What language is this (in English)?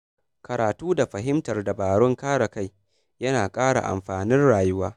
Hausa